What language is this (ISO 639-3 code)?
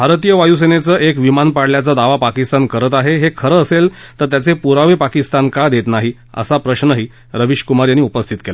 mar